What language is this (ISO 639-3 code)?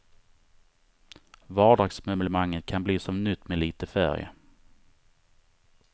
swe